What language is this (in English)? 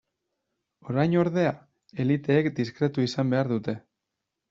Basque